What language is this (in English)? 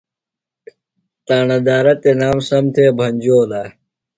Phalura